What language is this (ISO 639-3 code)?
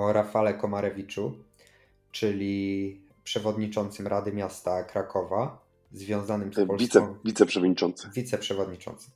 pol